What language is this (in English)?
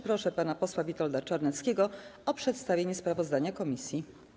Polish